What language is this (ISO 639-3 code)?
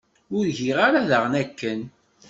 kab